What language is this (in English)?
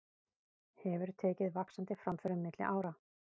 Icelandic